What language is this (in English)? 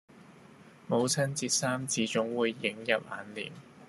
Cantonese